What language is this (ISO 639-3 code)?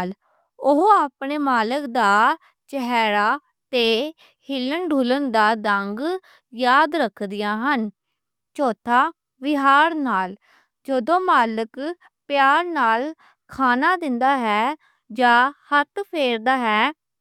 lah